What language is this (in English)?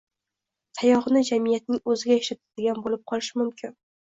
Uzbek